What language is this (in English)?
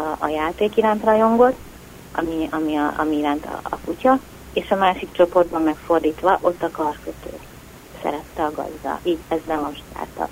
Hungarian